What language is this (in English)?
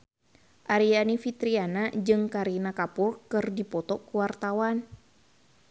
Sundanese